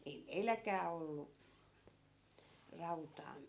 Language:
Finnish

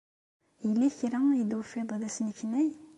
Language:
Kabyle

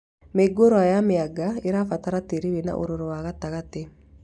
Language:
Kikuyu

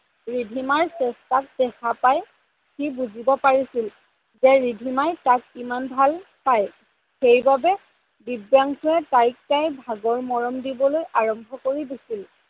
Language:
Assamese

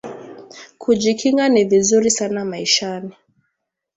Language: Swahili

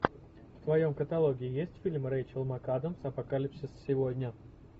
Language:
Russian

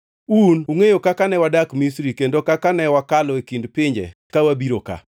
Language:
Luo (Kenya and Tanzania)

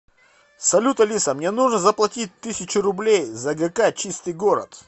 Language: Russian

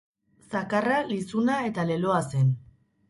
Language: Basque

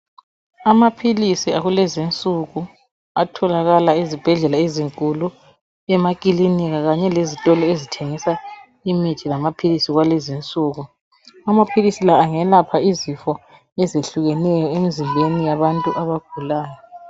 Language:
North Ndebele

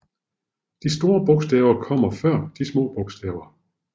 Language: Danish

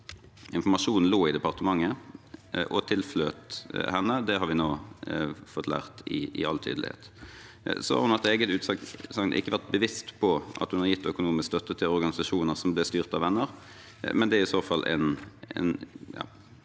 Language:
Norwegian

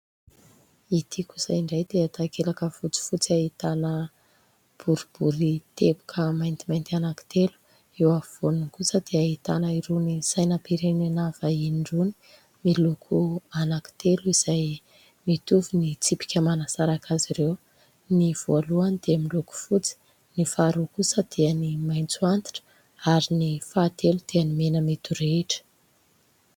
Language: Malagasy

